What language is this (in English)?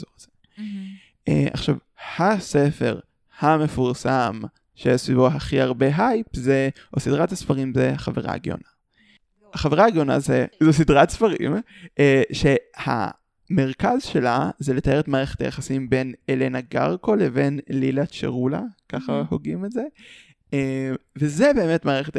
Hebrew